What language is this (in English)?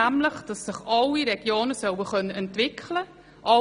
Swiss German